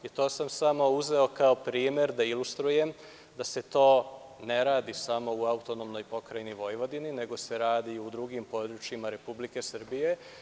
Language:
Serbian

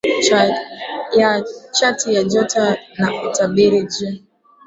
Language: Swahili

